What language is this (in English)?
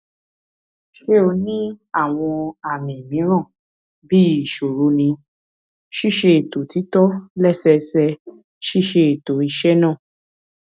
Yoruba